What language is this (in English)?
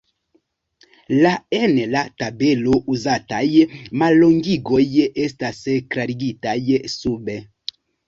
Esperanto